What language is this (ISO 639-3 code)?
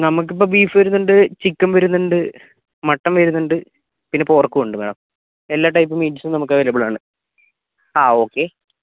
mal